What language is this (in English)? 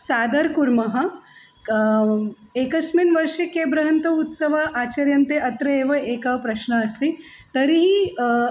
Sanskrit